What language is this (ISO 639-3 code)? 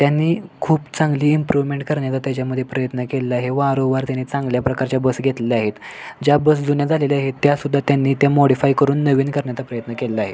mar